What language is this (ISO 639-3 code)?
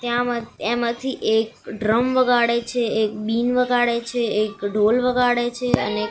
guj